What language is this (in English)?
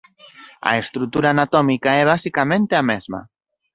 Galician